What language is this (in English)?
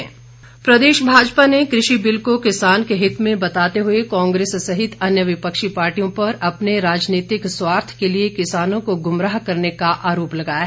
Hindi